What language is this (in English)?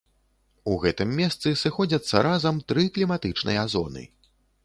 Belarusian